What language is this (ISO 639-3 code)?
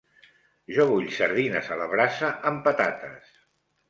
cat